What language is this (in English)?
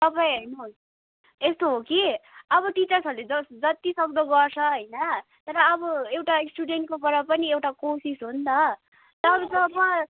Nepali